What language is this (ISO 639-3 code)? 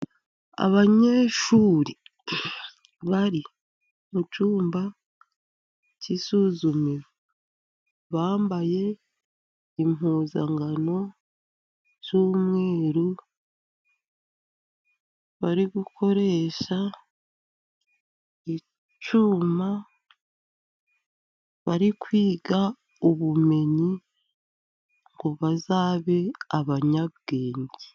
kin